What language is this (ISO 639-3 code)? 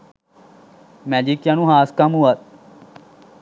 sin